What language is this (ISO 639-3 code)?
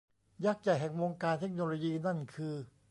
tha